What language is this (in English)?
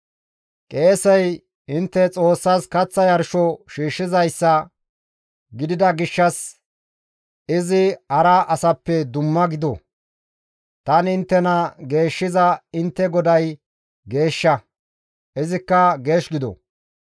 Gamo